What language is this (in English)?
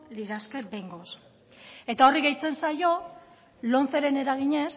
Basque